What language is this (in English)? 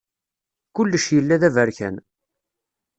Kabyle